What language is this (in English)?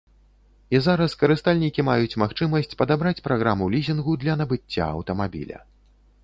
Belarusian